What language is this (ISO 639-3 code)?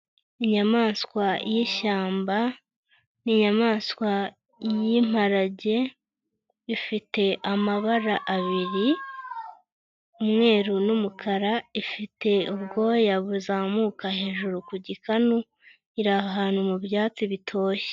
kin